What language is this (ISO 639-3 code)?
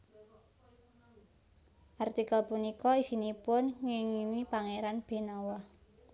jav